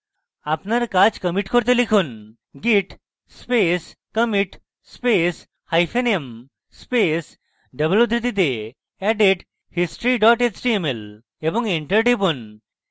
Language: Bangla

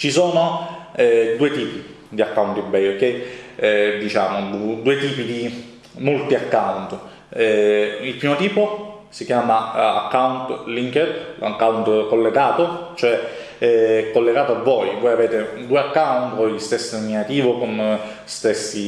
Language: Italian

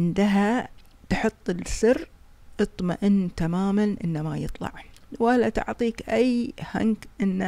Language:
Arabic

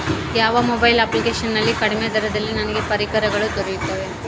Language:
Kannada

